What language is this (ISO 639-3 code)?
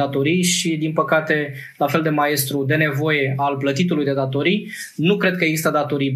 ron